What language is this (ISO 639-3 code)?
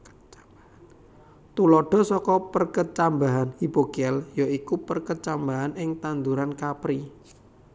jav